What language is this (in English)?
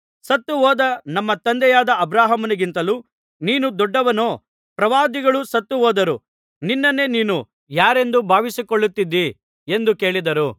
Kannada